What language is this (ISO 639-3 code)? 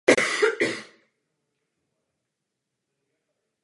ces